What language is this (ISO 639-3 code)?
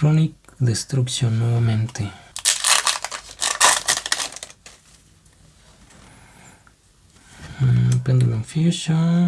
spa